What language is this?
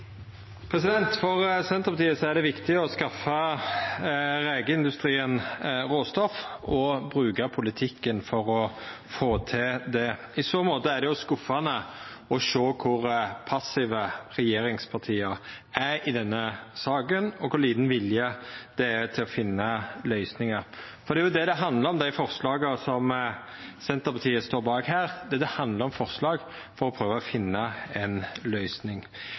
Norwegian Nynorsk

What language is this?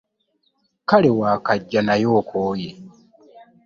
Ganda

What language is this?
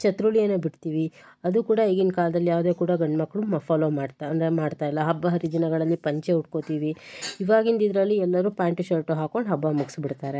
Kannada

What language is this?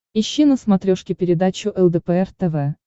Russian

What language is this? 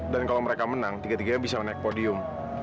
Indonesian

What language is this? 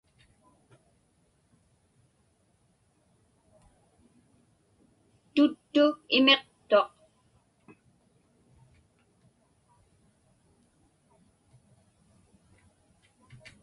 Inupiaq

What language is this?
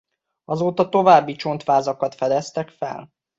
Hungarian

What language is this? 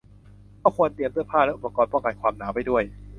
Thai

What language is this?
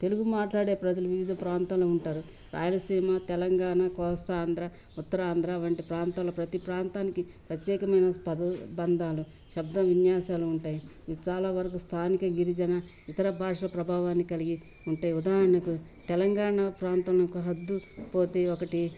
Telugu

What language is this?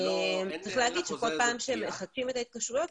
Hebrew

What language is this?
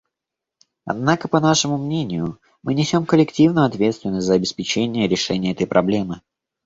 Russian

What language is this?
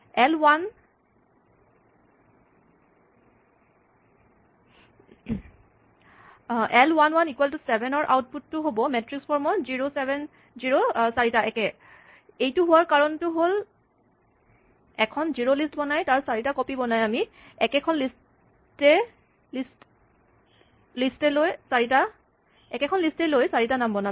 Assamese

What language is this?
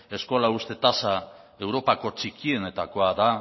Basque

